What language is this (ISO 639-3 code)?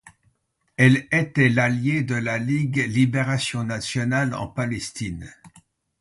fra